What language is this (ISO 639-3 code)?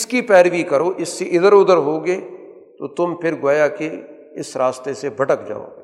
urd